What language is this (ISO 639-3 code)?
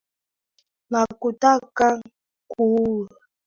swa